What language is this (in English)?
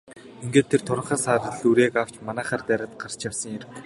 Mongolian